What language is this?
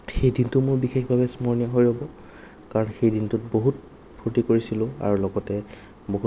Assamese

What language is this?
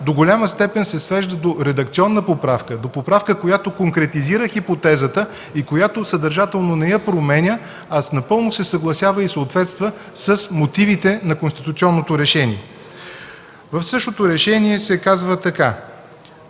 Bulgarian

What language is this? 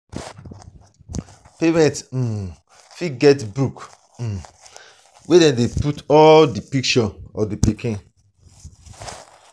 Nigerian Pidgin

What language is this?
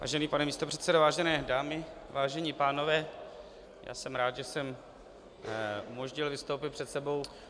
Czech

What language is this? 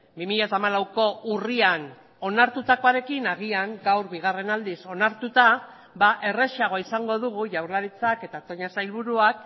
Basque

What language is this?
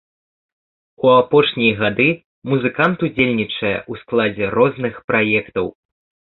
Belarusian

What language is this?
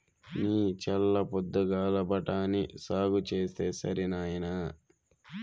Telugu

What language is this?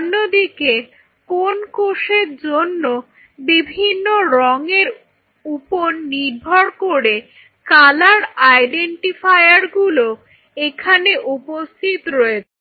Bangla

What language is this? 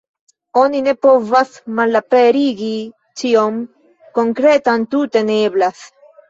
Esperanto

